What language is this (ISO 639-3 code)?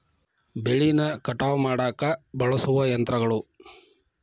kan